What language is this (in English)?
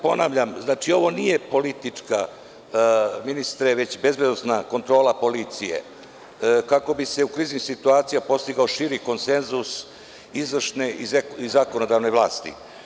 Serbian